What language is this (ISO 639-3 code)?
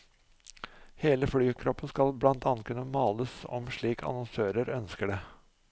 nor